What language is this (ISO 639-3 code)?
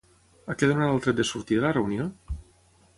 cat